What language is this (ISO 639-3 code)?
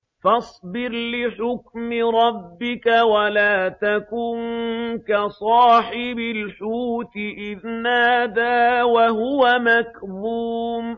ara